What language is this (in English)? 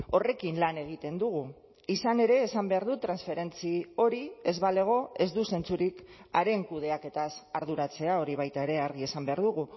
Basque